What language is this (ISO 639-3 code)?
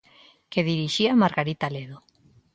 glg